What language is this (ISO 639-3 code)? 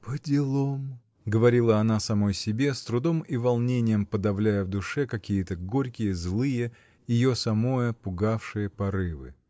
rus